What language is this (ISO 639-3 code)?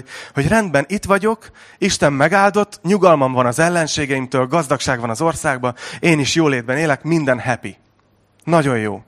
hun